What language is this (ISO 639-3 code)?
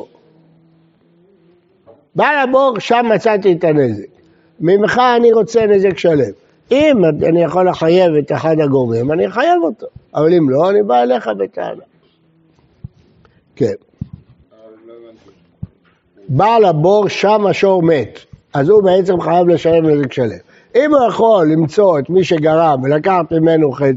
heb